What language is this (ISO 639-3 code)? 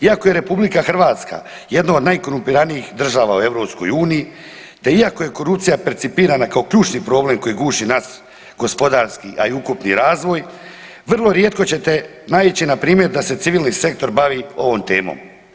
hrv